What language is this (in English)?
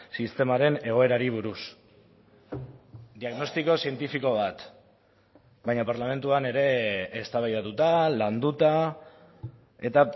Basque